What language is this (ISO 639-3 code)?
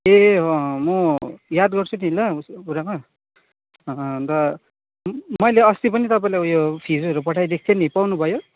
nep